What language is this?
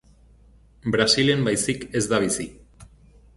Basque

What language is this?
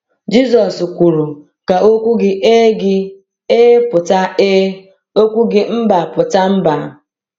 Igbo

